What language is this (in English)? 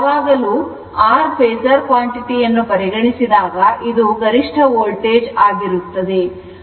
Kannada